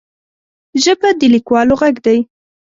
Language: Pashto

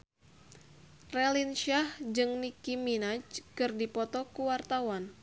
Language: Sundanese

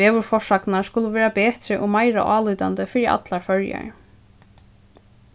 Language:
Faroese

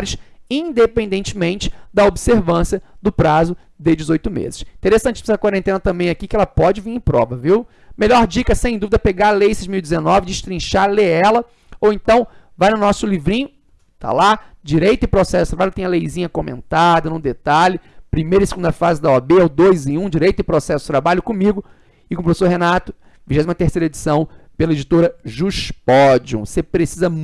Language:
Portuguese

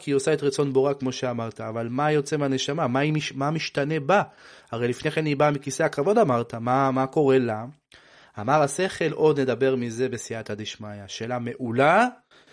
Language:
Hebrew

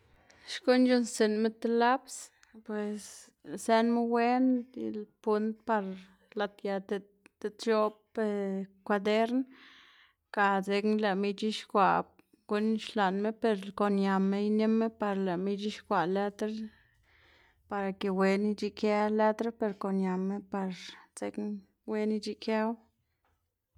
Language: Xanaguía Zapotec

